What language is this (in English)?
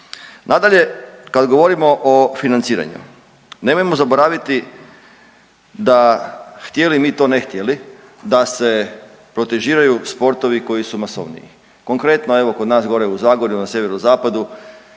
Croatian